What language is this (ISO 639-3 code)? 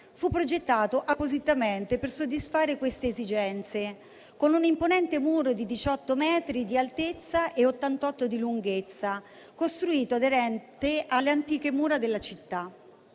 ita